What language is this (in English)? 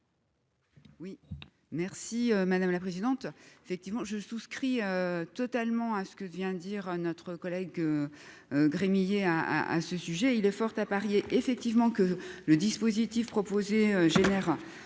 French